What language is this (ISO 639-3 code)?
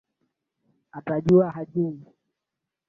swa